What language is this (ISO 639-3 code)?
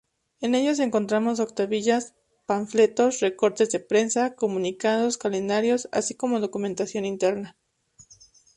spa